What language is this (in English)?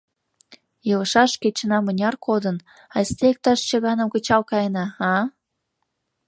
Mari